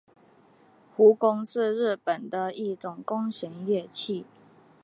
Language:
Chinese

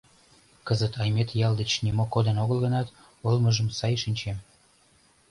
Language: Mari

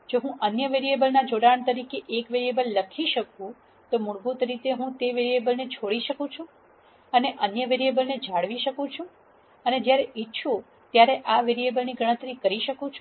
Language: Gujarati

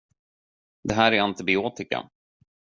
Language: Swedish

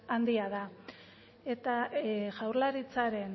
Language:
Basque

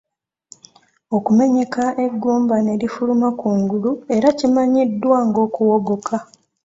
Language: Ganda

